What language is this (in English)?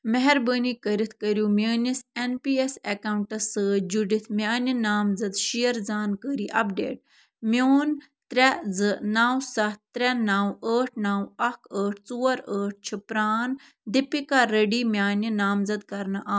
Kashmiri